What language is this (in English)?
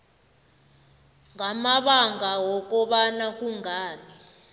South Ndebele